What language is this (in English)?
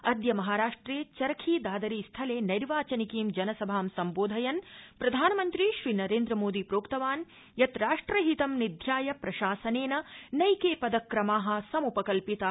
Sanskrit